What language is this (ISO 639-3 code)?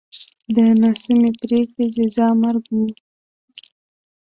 pus